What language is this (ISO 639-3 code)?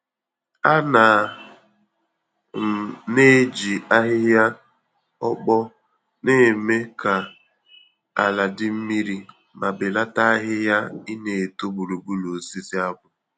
ibo